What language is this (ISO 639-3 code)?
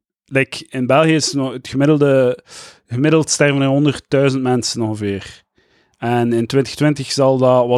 nld